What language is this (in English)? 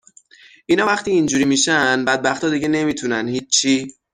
Persian